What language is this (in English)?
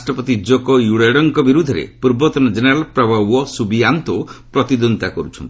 Odia